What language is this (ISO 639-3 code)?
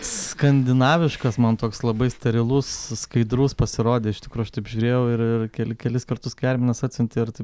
lit